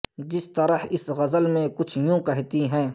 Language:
Urdu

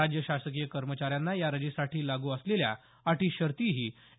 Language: Marathi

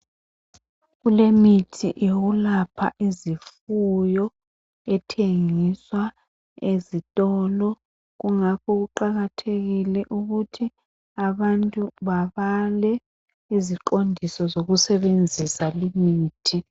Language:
North Ndebele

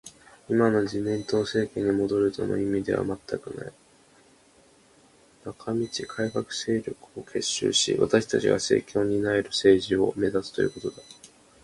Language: Japanese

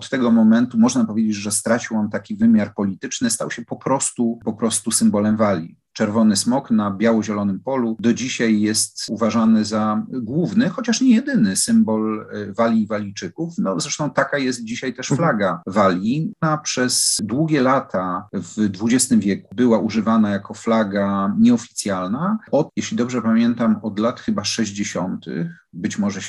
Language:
Polish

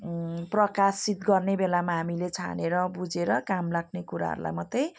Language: Nepali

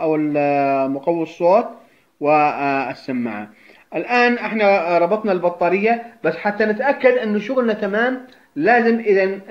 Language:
Arabic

